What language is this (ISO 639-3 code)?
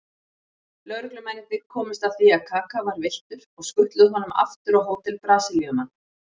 isl